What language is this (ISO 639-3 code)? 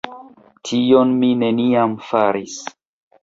epo